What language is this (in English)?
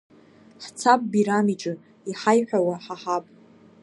Abkhazian